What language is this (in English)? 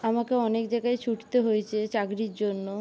Bangla